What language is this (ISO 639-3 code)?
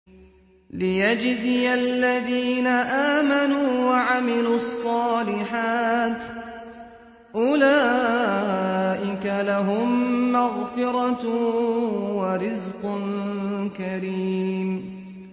ara